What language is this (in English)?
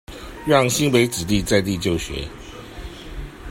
Chinese